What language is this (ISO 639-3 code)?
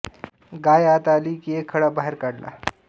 mar